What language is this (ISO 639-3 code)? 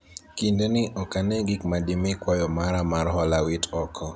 luo